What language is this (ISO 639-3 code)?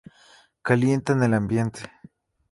spa